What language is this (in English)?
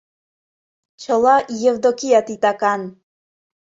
Mari